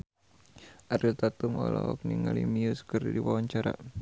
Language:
Sundanese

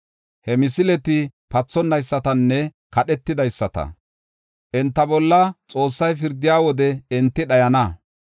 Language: Gofa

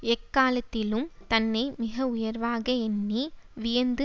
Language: Tamil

